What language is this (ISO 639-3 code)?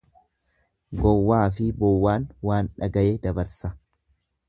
orm